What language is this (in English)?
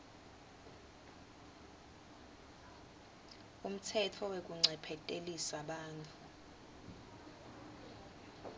Swati